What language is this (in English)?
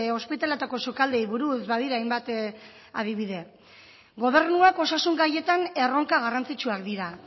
Basque